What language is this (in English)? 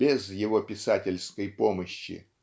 Russian